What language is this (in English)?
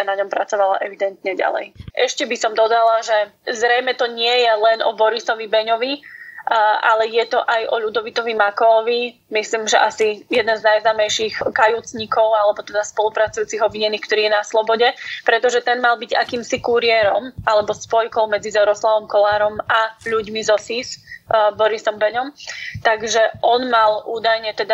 Slovak